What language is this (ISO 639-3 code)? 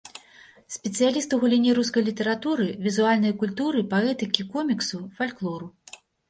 bel